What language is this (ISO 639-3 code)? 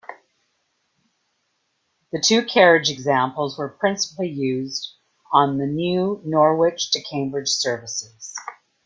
eng